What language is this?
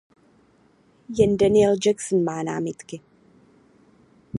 Czech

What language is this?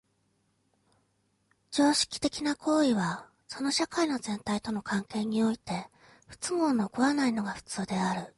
Japanese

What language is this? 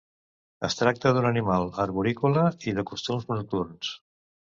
Catalan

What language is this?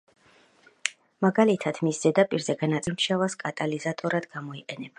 Georgian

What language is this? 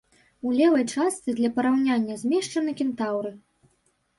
Belarusian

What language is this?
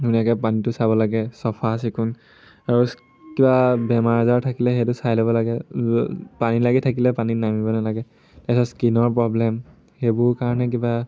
Assamese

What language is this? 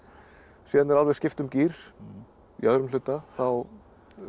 Icelandic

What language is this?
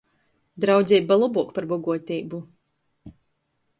Latgalian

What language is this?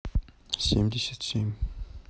Russian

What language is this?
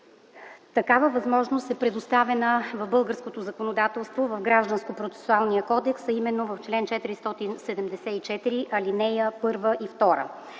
Bulgarian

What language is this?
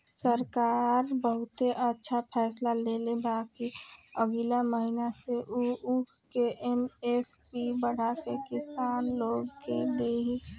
Bhojpuri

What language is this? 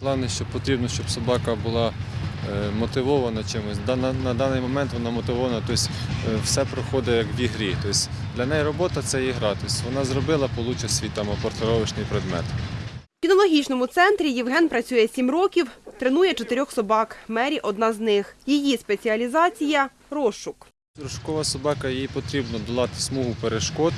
Ukrainian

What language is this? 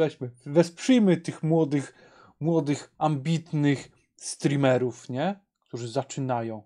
Polish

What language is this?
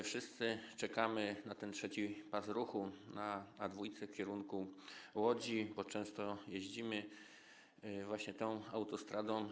Polish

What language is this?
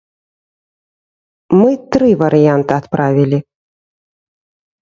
Belarusian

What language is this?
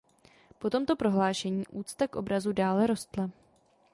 Czech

